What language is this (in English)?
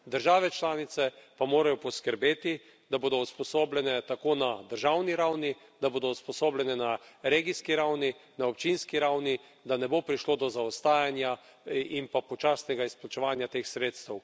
Slovenian